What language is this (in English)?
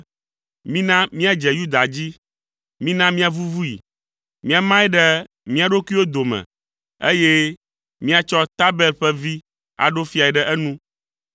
Ewe